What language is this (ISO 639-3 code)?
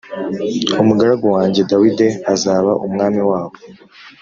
kin